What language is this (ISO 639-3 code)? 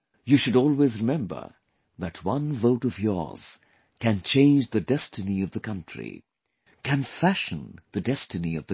eng